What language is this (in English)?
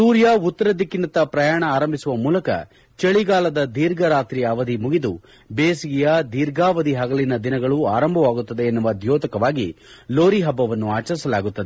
Kannada